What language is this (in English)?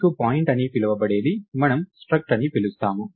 Telugu